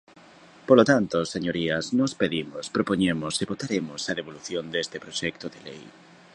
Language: Galician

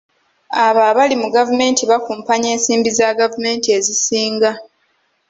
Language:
Ganda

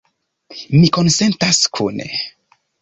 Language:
Esperanto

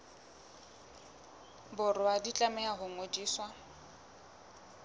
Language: Southern Sotho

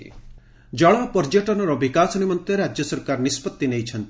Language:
Odia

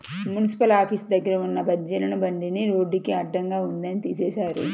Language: Telugu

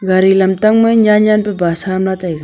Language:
Wancho Naga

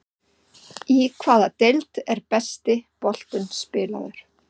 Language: Icelandic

